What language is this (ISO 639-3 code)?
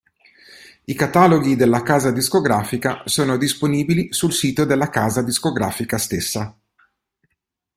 ita